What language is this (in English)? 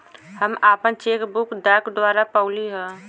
Bhojpuri